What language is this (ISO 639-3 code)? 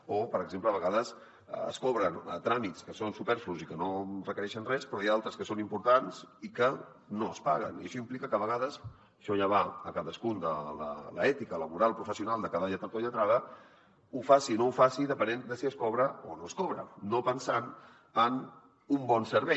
cat